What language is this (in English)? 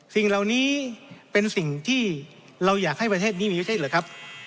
Thai